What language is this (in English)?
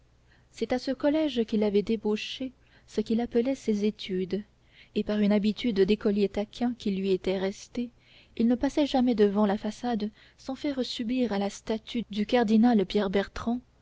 French